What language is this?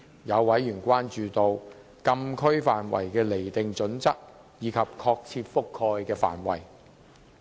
Cantonese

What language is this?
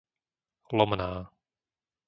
Slovak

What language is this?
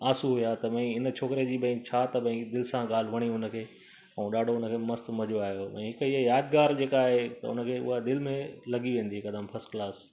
Sindhi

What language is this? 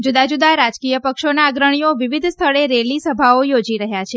Gujarati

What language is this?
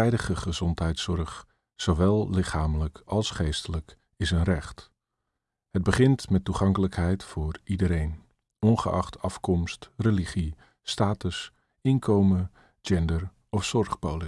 Dutch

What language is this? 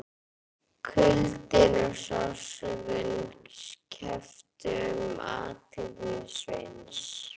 Icelandic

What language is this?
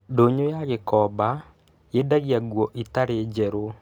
Kikuyu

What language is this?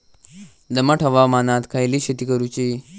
Marathi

